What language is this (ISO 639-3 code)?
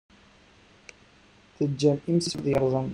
kab